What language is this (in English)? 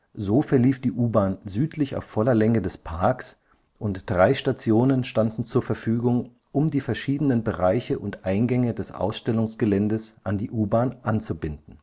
German